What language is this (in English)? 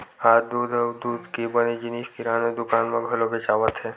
Chhattisgarhi